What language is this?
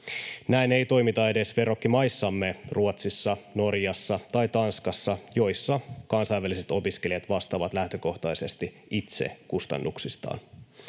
Finnish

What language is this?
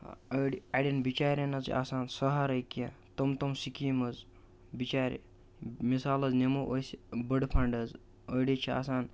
Kashmiri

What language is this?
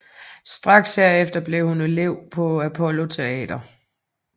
Danish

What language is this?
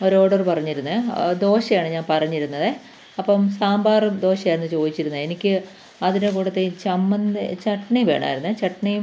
Malayalam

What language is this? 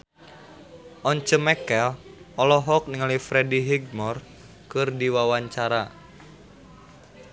Sundanese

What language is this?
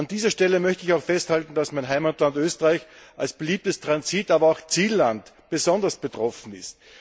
German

